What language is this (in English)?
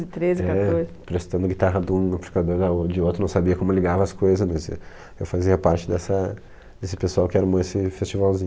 Portuguese